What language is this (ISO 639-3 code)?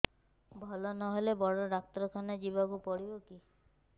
ori